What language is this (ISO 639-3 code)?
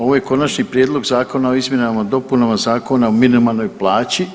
hrv